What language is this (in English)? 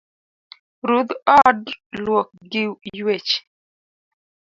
Luo (Kenya and Tanzania)